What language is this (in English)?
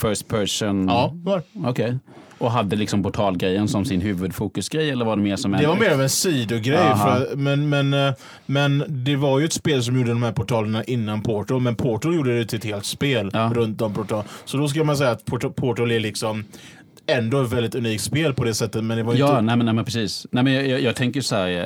Swedish